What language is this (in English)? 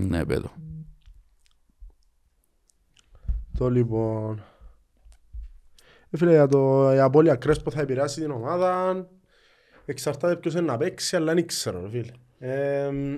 Greek